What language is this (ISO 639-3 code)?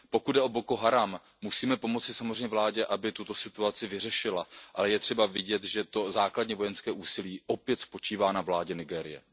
ces